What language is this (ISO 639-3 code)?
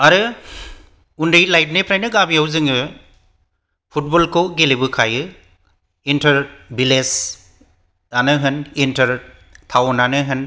brx